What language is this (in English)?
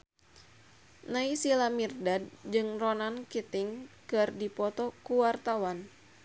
Sundanese